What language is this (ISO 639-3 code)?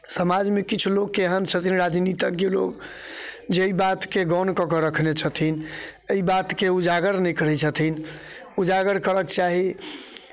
mai